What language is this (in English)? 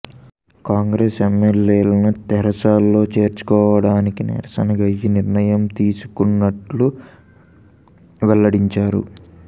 Telugu